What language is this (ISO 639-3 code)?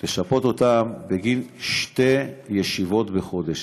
heb